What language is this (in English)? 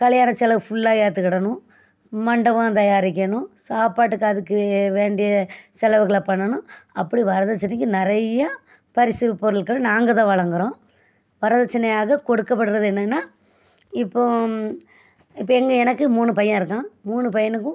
Tamil